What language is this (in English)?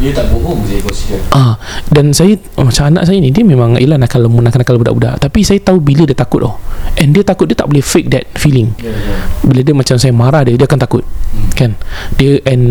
Malay